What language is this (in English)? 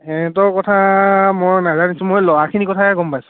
Assamese